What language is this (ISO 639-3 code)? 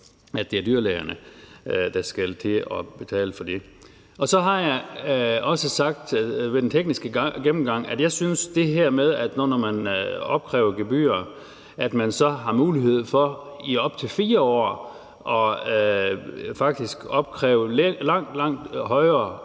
dan